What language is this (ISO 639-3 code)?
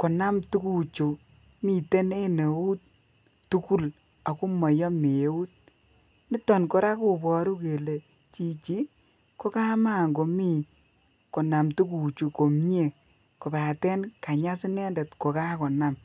kln